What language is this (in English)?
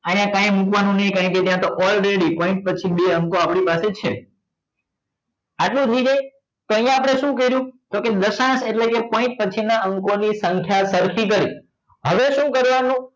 Gujarati